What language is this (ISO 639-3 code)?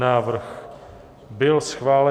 ces